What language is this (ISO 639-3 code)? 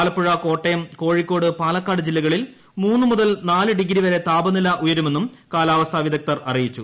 mal